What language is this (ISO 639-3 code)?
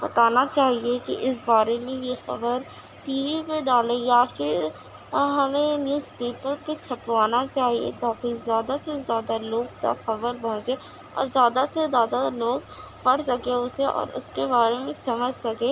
urd